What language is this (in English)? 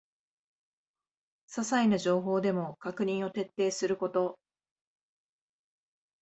Japanese